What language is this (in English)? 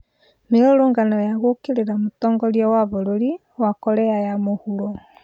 Kikuyu